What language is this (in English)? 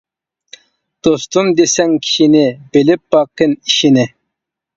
Uyghur